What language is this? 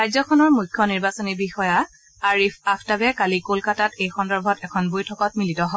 Assamese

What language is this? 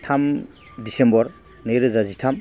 Bodo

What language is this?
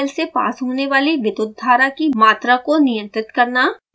Hindi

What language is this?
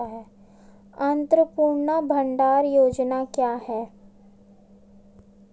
Hindi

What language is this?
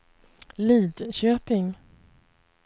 Swedish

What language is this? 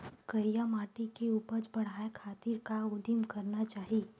Chhattisgarhi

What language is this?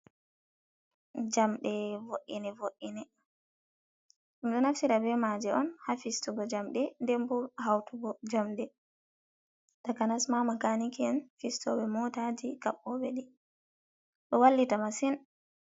Fula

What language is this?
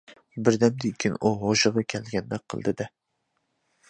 Uyghur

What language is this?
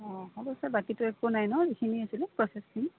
Assamese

